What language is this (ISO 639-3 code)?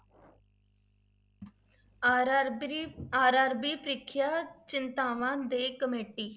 pan